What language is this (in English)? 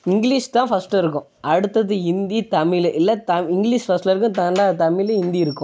Tamil